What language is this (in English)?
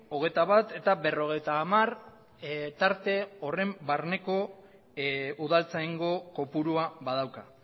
Basque